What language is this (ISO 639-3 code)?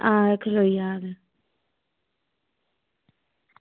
doi